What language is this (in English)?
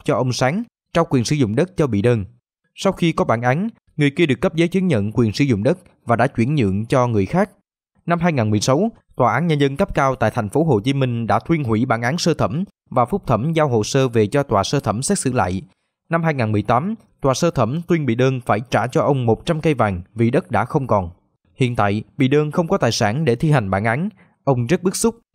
Vietnamese